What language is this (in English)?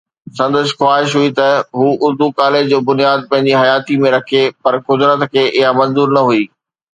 Sindhi